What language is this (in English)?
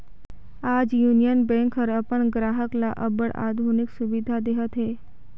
Chhattisgarhi